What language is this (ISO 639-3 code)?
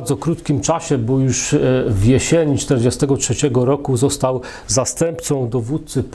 pol